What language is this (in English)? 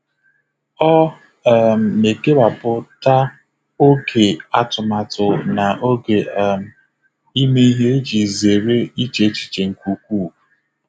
Igbo